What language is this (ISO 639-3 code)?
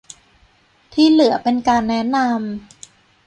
tha